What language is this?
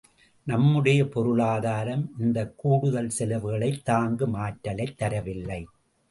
Tamil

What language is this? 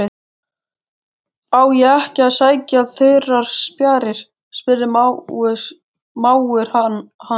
Icelandic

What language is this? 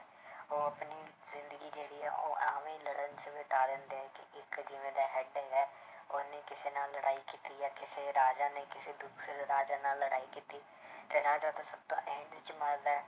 Punjabi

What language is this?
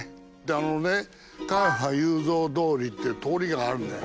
Japanese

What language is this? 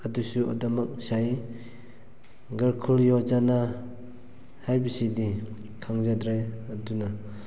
Manipuri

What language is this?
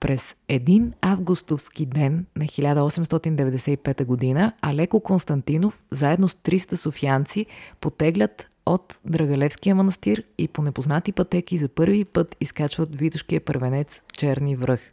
Bulgarian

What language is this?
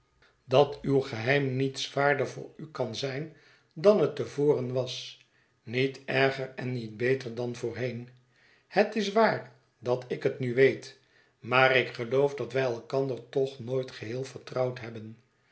Dutch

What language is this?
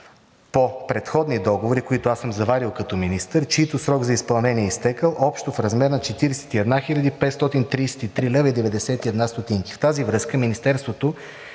Bulgarian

